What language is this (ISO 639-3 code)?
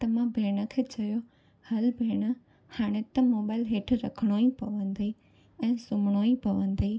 snd